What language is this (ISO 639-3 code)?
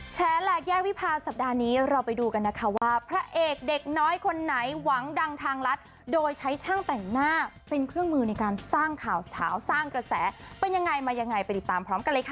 tha